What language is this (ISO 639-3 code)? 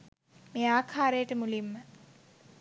sin